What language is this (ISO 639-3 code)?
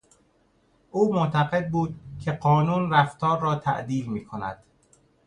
fas